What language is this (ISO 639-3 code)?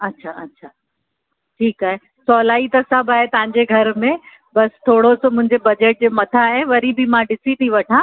snd